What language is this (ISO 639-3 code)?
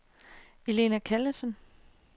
dan